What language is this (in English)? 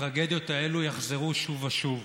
Hebrew